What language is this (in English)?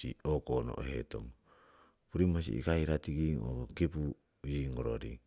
Siwai